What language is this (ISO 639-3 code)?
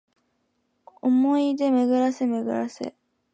jpn